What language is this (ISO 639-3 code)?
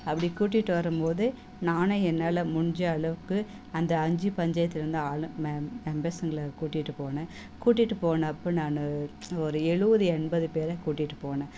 tam